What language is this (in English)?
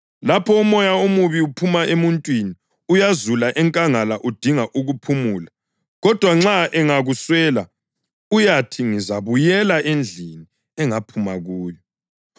North Ndebele